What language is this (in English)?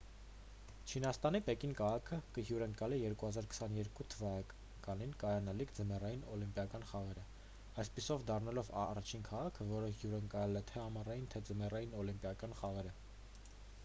Armenian